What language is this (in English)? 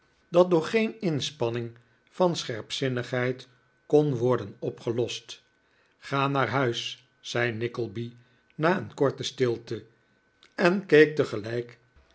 Dutch